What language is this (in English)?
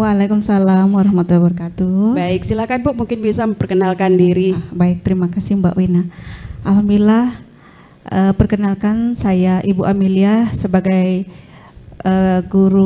Indonesian